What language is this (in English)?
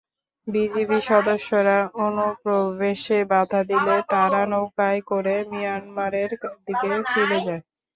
Bangla